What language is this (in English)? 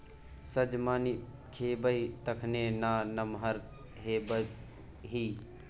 Maithili